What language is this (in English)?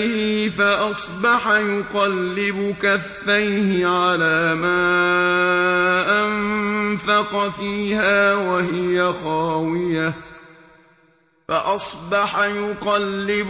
Arabic